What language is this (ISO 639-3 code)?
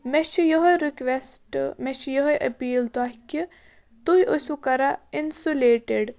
kas